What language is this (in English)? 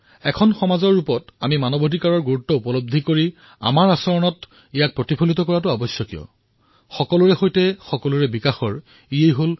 Assamese